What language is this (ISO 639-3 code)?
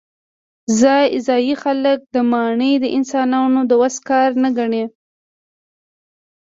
pus